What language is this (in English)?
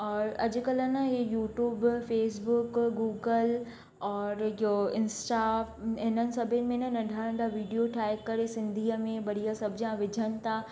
Sindhi